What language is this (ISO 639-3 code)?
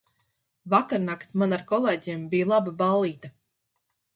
lav